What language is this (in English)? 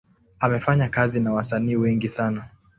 Swahili